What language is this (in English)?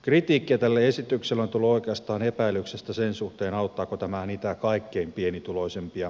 Finnish